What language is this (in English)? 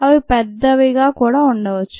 Telugu